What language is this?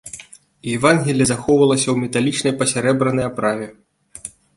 Belarusian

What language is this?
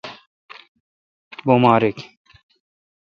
Kalkoti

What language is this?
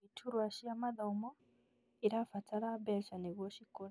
Kikuyu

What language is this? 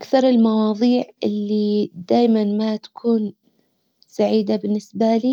Hijazi Arabic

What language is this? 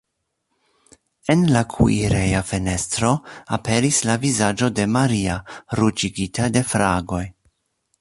Esperanto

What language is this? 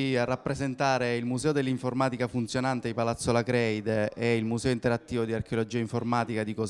Italian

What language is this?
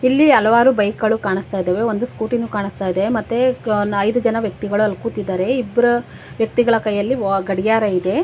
Kannada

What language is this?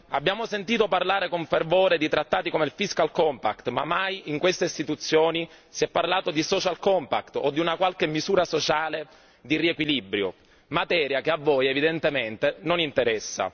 Italian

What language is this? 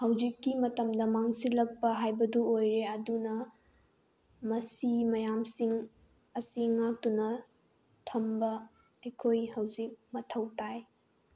Manipuri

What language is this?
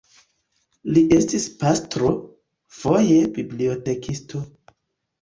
Esperanto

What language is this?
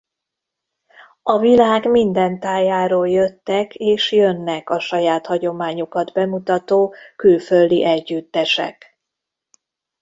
Hungarian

